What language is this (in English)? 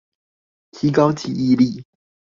Chinese